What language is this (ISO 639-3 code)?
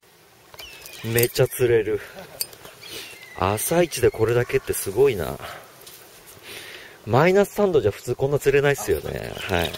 jpn